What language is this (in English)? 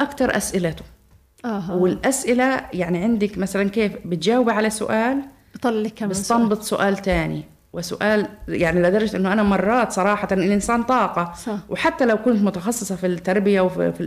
Arabic